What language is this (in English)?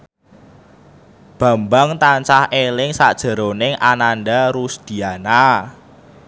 Javanese